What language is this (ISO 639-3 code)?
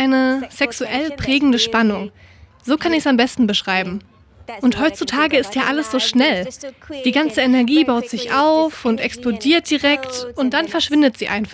deu